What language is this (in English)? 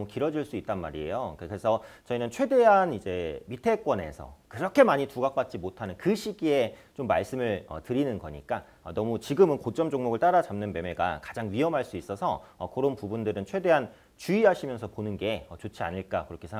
Korean